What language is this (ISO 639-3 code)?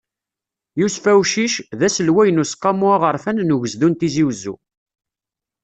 kab